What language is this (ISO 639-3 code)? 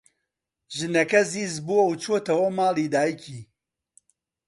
ckb